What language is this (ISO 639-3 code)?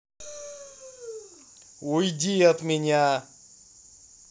rus